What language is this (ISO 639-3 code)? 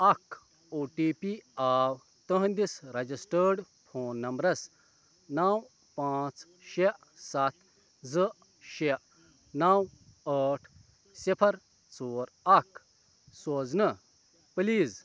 kas